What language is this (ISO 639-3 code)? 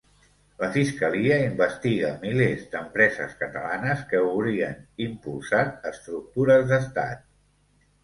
cat